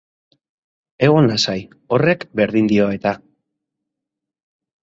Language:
Basque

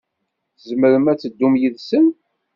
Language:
Kabyle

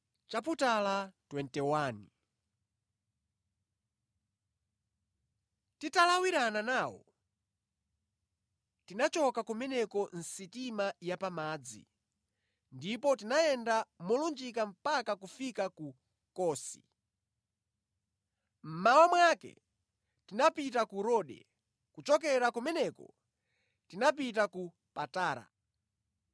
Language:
Nyanja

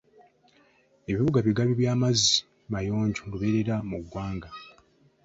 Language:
Ganda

